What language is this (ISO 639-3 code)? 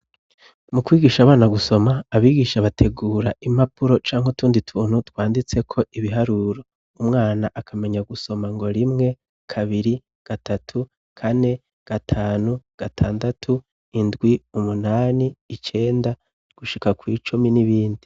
run